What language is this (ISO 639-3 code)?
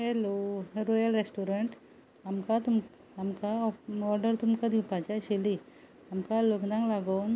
kok